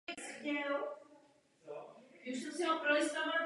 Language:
Czech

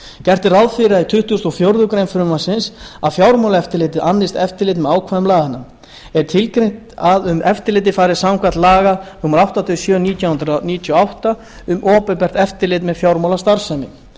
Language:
Icelandic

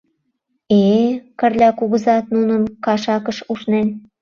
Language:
Mari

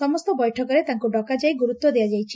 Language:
Odia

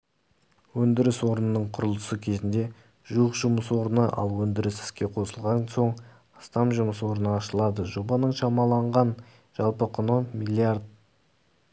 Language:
Kazakh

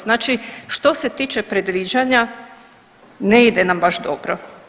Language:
Croatian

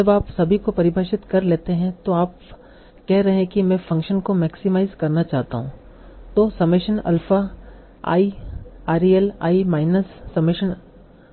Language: Hindi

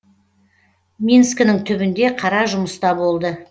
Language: Kazakh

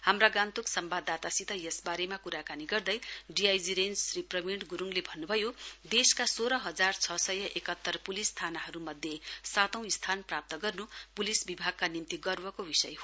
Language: Nepali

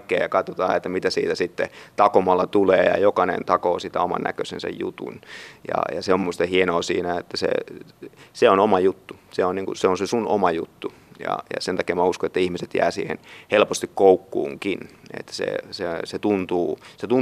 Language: Finnish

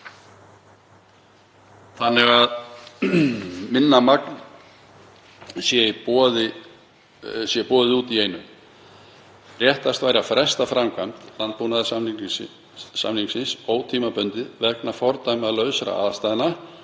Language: Icelandic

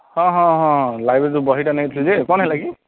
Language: Odia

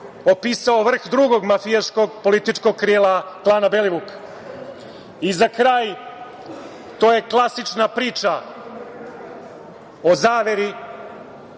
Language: Serbian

